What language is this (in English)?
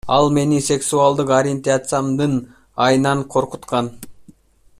Kyrgyz